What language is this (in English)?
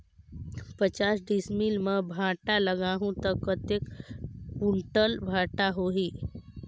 Chhattisgarhi